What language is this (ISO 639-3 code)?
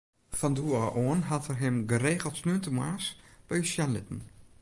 fry